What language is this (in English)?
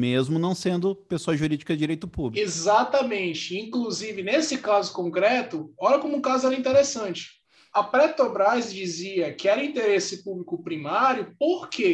Portuguese